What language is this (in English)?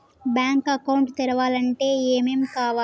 Telugu